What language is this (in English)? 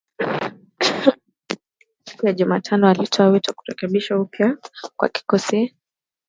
Swahili